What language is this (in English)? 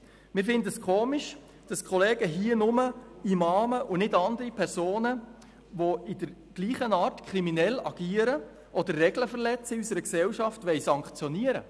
Swiss German